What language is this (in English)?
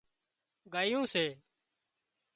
Wadiyara Koli